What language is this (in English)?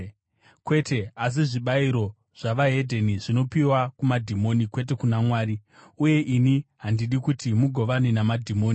Shona